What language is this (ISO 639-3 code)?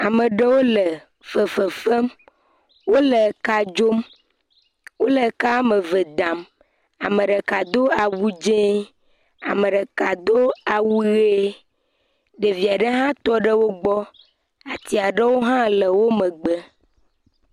ewe